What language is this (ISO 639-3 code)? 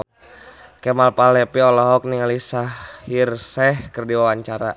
sun